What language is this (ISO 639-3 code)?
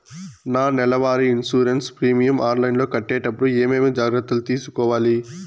tel